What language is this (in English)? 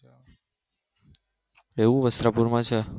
Gujarati